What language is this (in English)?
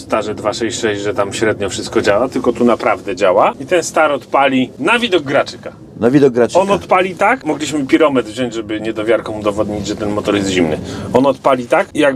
Polish